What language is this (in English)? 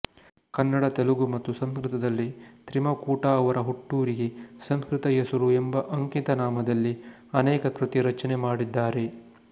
Kannada